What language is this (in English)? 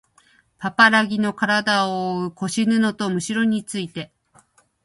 Japanese